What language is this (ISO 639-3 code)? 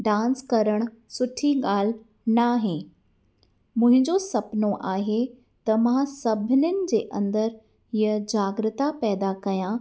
snd